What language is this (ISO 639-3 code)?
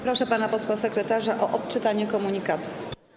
pol